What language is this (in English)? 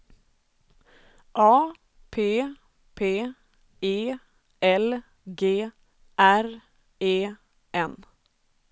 Swedish